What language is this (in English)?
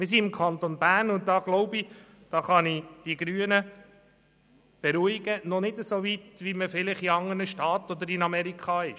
Swiss German